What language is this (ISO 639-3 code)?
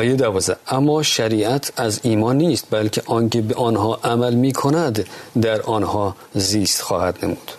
fas